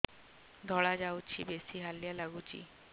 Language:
Odia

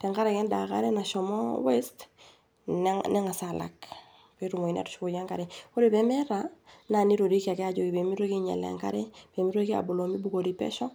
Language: Masai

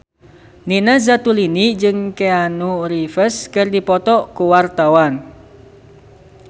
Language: Sundanese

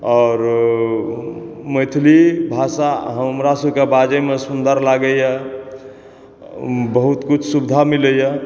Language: Maithili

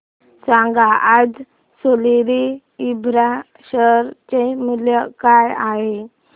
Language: Marathi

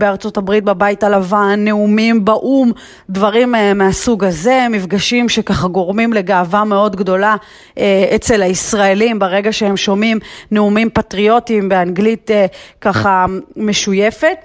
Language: Hebrew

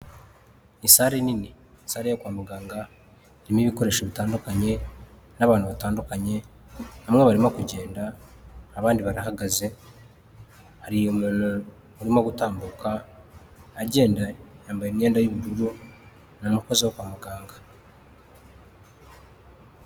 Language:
Kinyarwanda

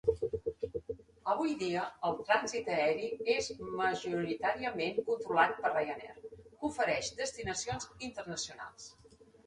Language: Catalan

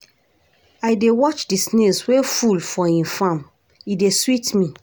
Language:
Nigerian Pidgin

